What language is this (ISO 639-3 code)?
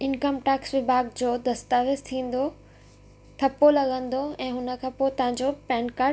snd